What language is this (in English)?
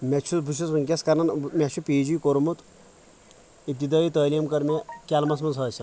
Kashmiri